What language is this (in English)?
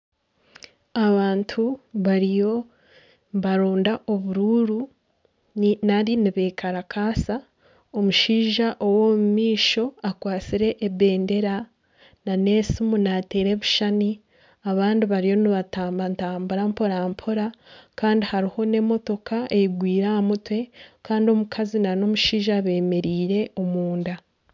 Nyankole